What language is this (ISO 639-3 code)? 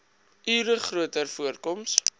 afr